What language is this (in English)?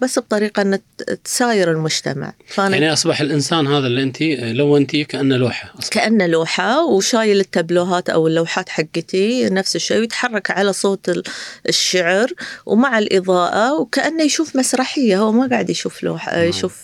Arabic